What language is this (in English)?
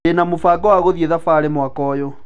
Kikuyu